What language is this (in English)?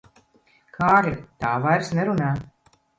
Latvian